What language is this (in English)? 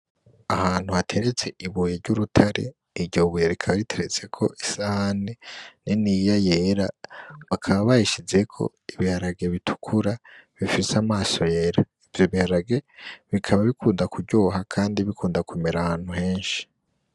Rundi